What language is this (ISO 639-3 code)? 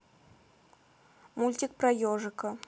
rus